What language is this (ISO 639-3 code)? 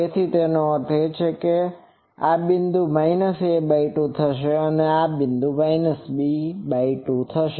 guj